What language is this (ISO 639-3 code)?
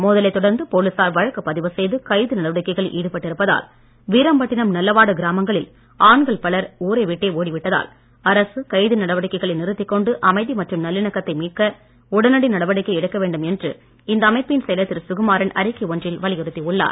tam